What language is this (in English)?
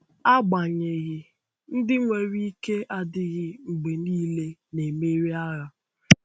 Igbo